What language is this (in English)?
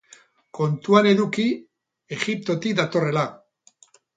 Basque